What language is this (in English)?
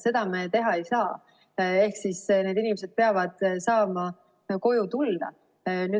Estonian